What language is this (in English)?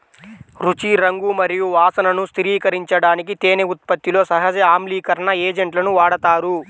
Telugu